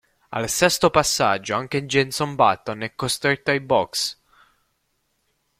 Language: Italian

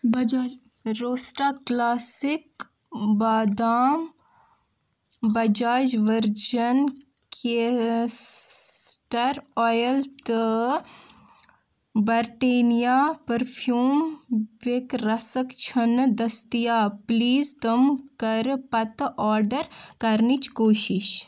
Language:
Kashmiri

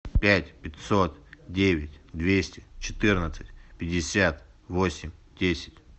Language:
Russian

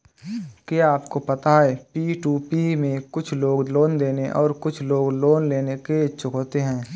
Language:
Hindi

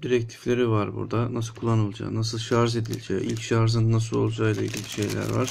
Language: Turkish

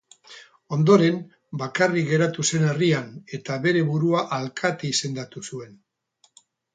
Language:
Basque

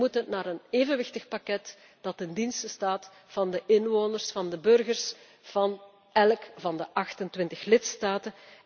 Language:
Dutch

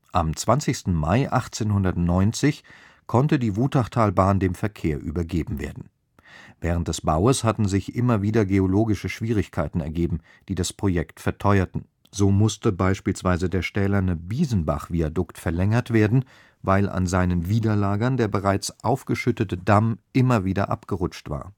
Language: German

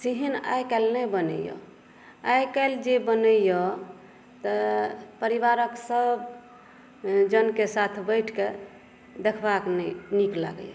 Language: Maithili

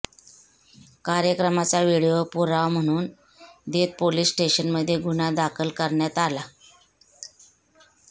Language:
Marathi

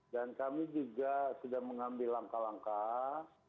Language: Indonesian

